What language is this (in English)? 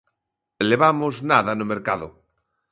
Galician